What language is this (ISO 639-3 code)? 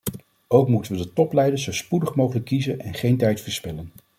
nld